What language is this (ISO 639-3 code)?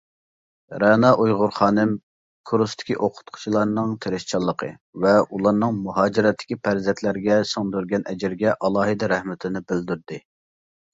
uig